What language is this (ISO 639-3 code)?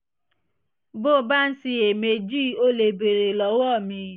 yor